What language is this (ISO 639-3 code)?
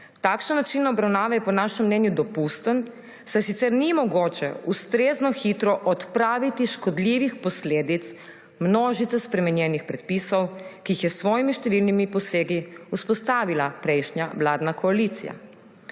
slv